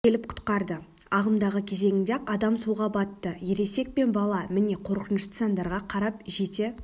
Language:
Kazakh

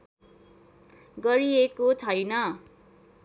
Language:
Nepali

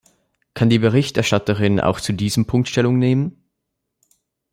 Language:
German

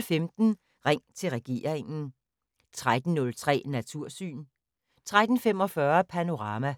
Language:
Danish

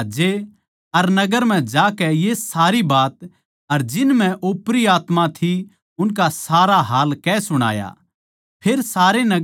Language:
Haryanvi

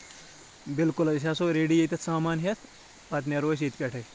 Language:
Kashmiri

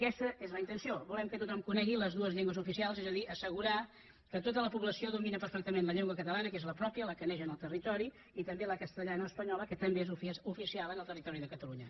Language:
Catalan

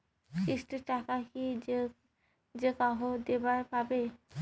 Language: Bangla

